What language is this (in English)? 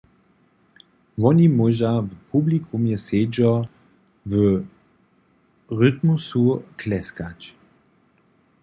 Upper Sorbian